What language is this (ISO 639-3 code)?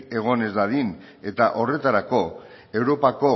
eus